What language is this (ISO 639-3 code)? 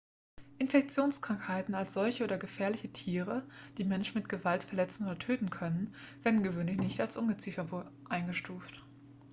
deu